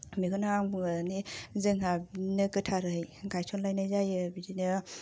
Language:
Bodo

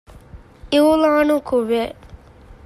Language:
Divehi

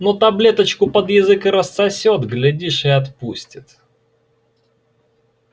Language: Russian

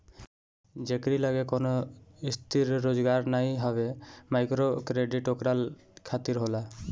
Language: Bhojpuri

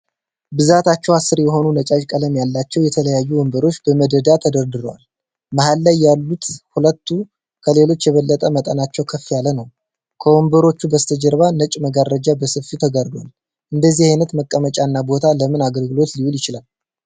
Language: Amharic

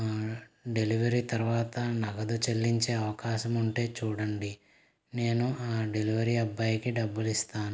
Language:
Telugu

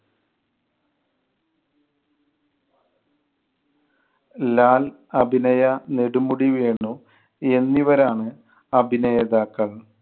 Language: Malayalam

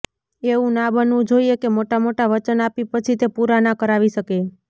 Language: Gujarati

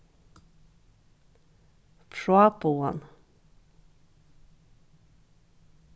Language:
Faroese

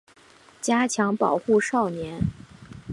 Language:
Chinese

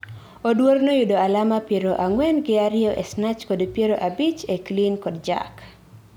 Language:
Luo (Kenya and Tanzania)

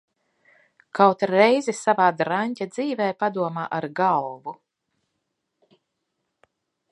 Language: Latvian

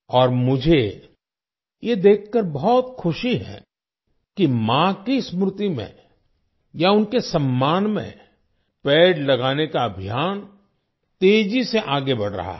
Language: Hindi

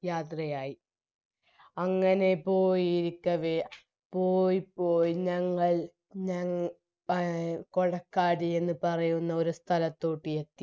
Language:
Malayalam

